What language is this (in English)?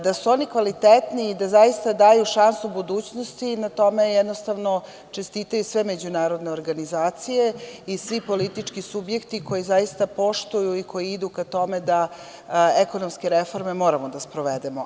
Serbian